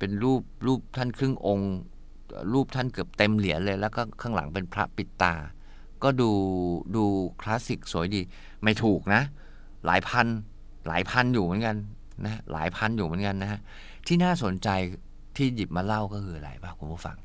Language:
Thai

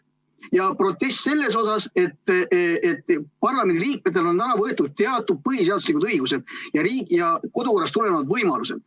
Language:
Estonian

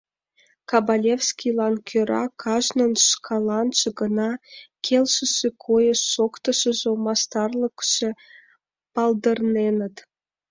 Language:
Mari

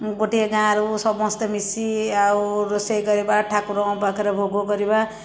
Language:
Odia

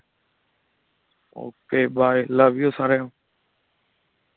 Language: Punjabi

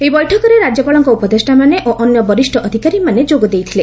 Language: Odia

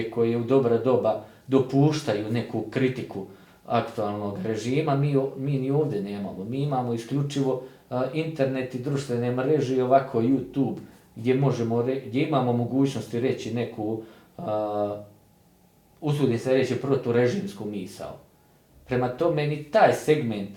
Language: Croatian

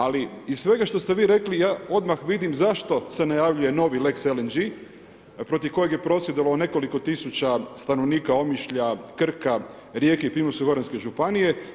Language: Croatian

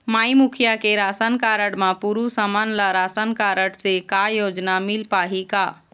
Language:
Chhattisgarhi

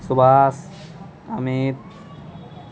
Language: Maithili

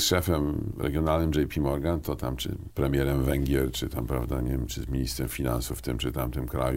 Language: Polish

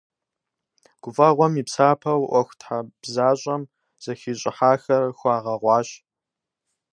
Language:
Kabardian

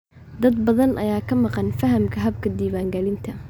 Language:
Somali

